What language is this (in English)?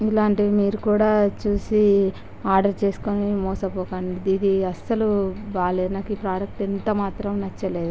Telugu